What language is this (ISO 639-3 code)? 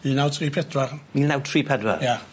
cym